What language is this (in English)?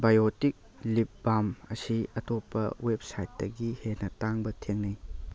Manipuri